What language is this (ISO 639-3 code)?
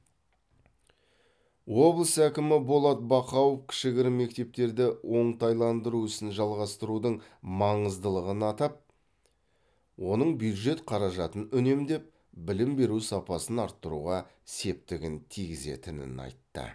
kaz